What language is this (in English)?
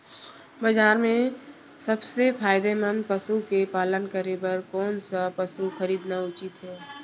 Chhattisgarhi